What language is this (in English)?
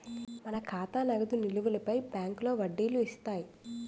Telugu